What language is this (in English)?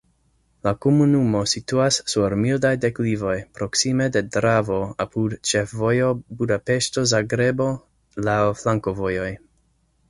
Esperanto